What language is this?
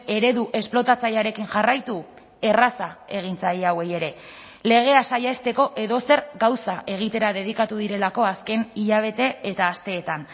Basque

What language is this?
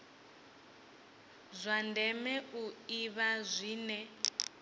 Venda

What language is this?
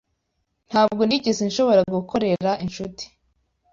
Kinyarwanda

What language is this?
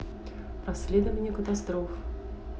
Russian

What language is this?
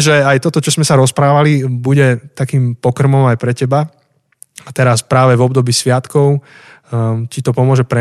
Slovak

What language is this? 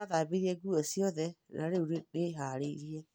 Kikuyu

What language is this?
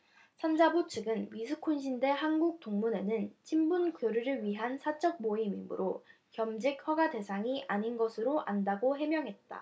Korean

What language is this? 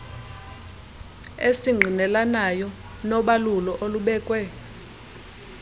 Xhosa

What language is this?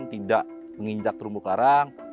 Indonesian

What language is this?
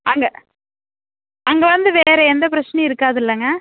Tamil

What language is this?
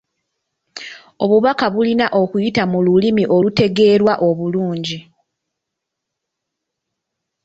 Ganda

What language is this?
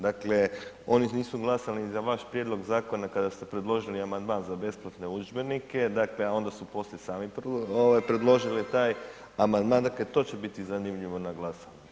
Croatian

